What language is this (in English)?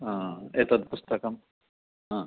Sanskrit